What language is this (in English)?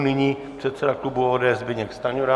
Czech